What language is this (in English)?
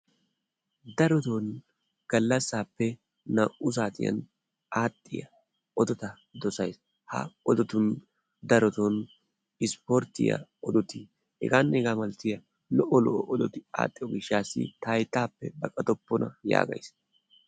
Wolaytta